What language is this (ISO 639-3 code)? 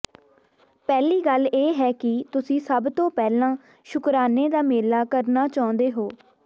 pan